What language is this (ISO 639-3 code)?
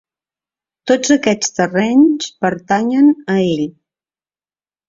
cat